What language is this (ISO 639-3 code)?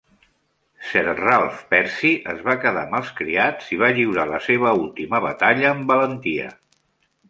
cat